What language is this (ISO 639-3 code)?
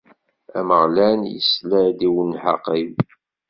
kab